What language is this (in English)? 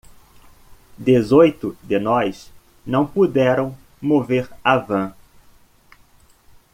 Portuguese